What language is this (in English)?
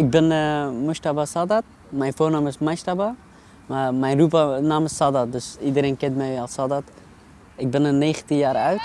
Dutch